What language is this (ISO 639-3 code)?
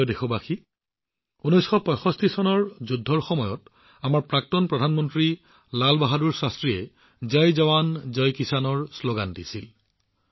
asm